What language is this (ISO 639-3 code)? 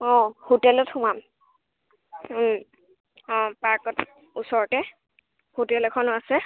asm